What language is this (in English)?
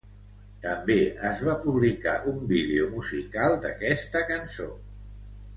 Catalan